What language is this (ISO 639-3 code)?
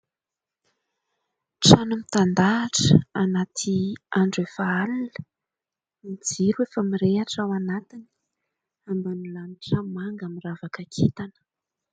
mlg